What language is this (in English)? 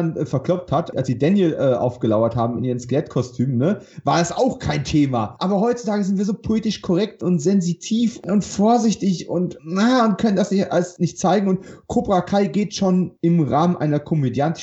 German